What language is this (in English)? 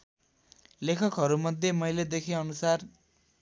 Nepali